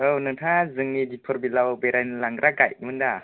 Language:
Bodo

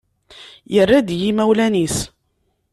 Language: Kabyle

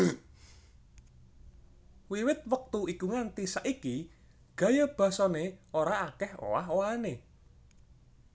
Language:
Javanese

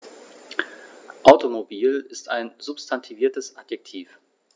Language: German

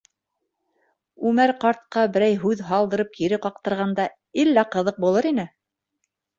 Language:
Bashkir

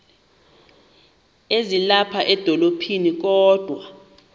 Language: Xhosa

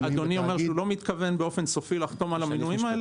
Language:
Hebrew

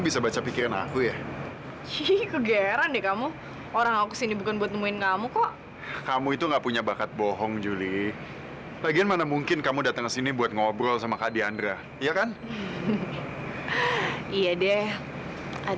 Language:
Indonesian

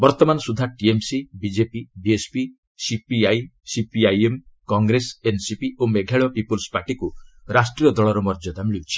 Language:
Odia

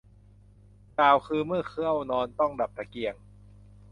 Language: Thai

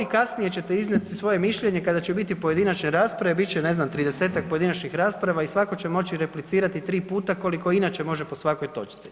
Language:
Croatian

